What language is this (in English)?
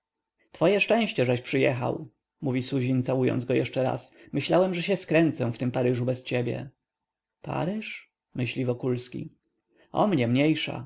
Polish